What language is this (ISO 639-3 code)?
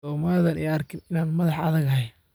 som